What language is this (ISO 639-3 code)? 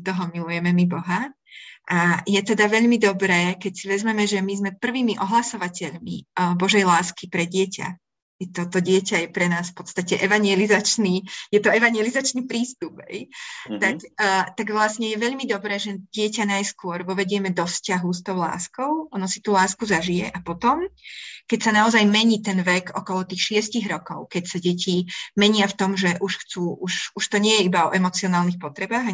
slk